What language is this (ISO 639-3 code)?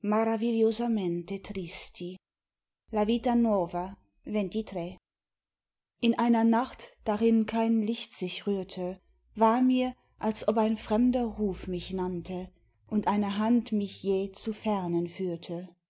deu